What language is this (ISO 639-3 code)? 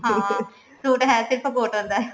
pan